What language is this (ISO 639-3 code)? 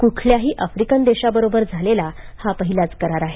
mar